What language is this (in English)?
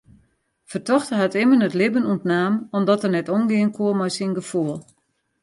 Western Frisian